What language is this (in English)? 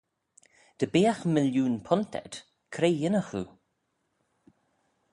Manx